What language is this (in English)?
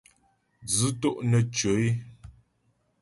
Ghomala